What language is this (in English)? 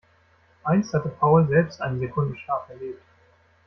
German